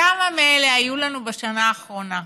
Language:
Hebrew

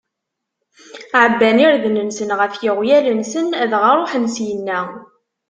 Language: Kabyle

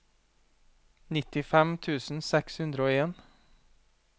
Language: Norwegian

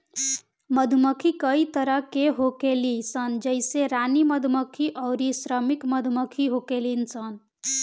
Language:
Bhojpuri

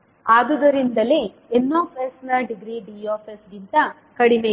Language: Kannada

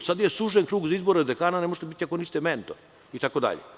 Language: Serbian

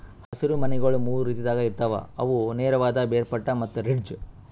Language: Kannada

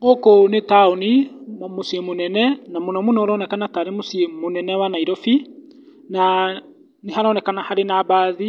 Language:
Kikuyu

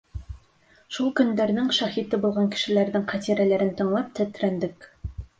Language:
Bashkir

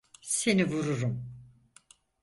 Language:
Turkish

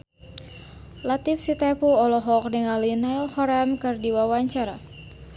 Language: Sundanese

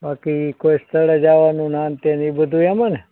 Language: Gujarati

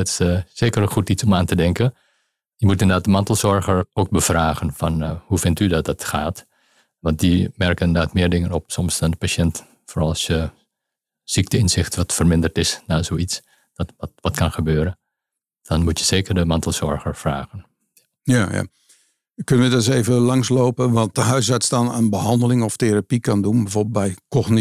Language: Dutch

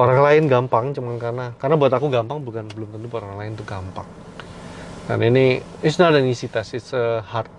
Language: Indonesian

